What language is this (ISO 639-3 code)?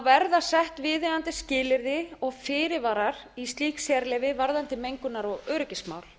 isl